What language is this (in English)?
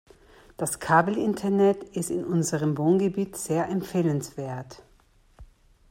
German